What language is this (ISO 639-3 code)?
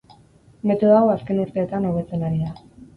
eus